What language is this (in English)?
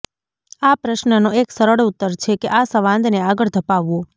Gujarati